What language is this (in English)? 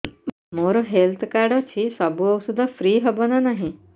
Odia